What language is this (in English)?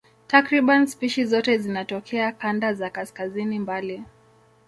Swahili